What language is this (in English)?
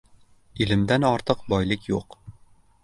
Uzbek